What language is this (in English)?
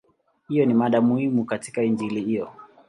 Swahili